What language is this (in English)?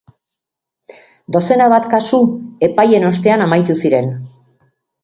Basque